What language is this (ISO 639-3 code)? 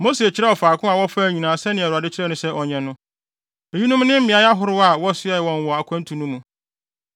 aka